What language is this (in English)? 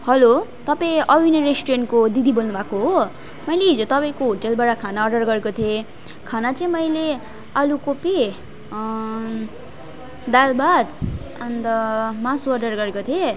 Nepali